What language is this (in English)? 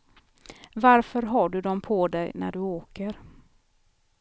Swedish